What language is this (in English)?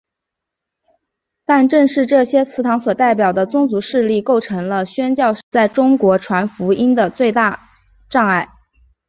Chinese